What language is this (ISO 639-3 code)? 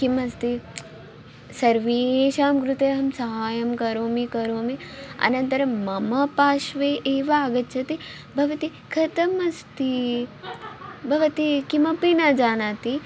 san